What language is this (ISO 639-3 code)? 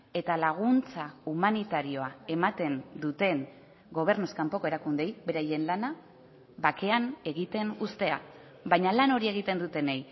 eus